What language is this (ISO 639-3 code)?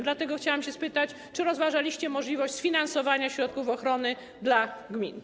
pol